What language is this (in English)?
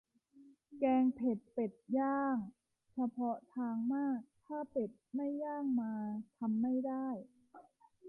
Thai